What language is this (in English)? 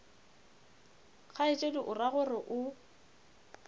Northern Sotho